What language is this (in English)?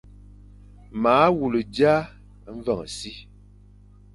Fang